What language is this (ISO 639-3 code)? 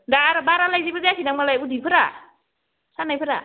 brx